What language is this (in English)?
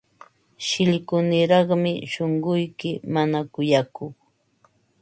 Ambo-Pasco Quechua